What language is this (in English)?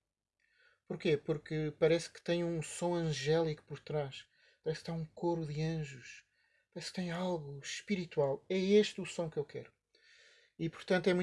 Portuguese